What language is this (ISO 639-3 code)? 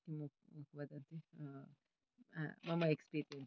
san